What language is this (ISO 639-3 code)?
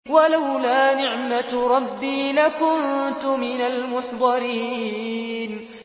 ara